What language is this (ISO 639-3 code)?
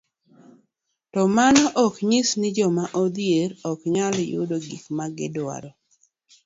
luo